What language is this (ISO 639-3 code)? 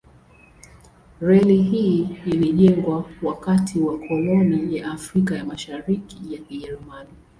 swa